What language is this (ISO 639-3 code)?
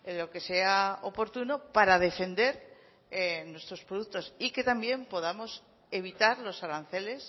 spa